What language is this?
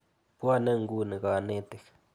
Kalenjin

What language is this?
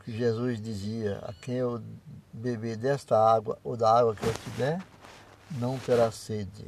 Portuguese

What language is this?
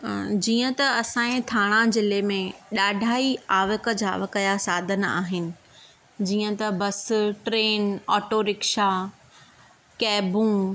Sindhi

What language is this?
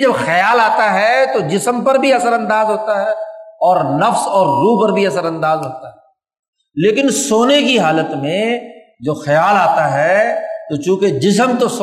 Urdu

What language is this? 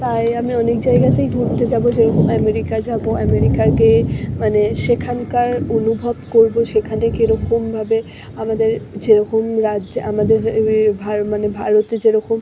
Bangla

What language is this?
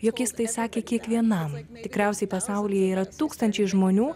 Lithuanian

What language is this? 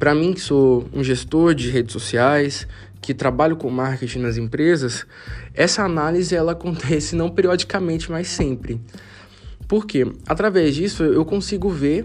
Portuguese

